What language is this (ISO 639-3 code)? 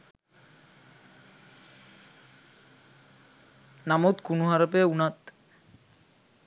sin